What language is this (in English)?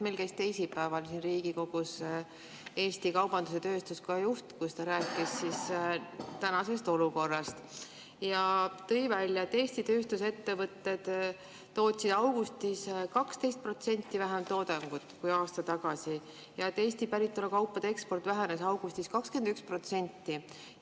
Estonian